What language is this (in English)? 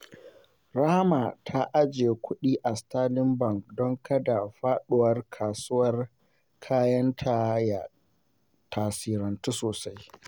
Hausa